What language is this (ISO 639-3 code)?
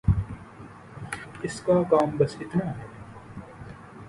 urd